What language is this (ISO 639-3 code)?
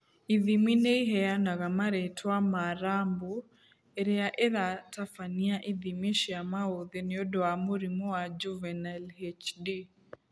kik